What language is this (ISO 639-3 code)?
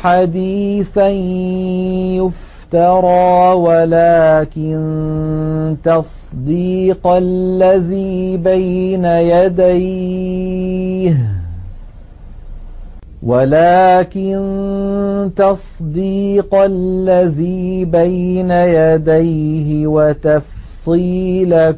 ara